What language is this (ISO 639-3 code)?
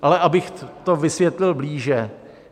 ces